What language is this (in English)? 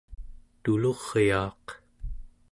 Central Yupik